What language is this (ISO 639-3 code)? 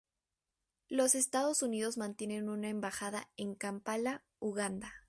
spa